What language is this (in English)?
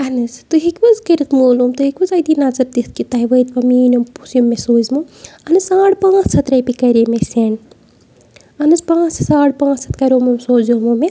Kashmiri